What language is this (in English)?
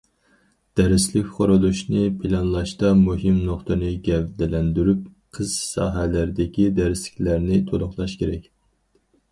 Uyghur